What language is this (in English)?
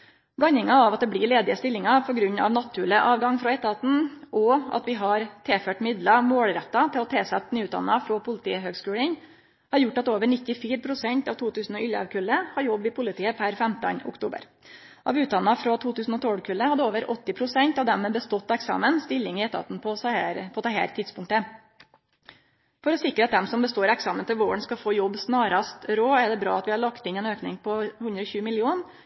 Norwegian Nynorsk